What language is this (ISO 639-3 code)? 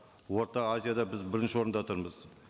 kaz